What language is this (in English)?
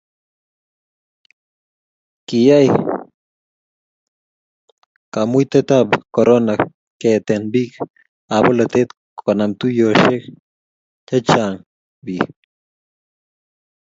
Kalenjin